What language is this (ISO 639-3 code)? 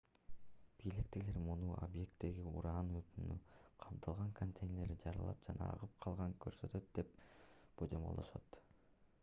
kir